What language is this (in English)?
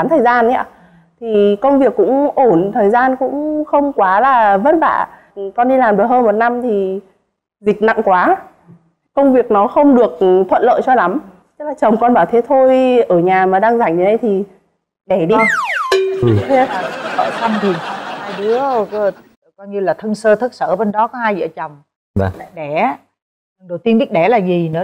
Vietnamese